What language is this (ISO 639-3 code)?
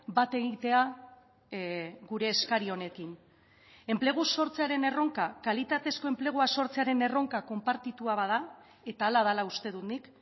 eus